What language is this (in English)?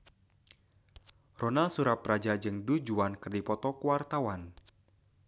Sundanese